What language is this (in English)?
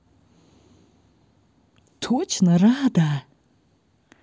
Russian